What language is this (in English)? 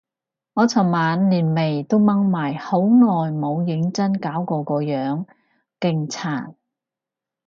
Cantonese